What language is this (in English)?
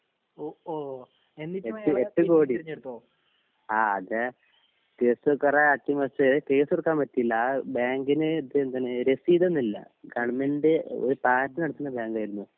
Malayalam